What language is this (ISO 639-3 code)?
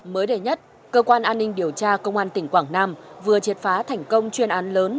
vie